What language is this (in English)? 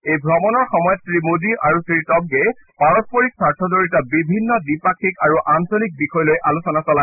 Assamese